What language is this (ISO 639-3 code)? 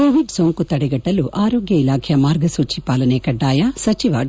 kan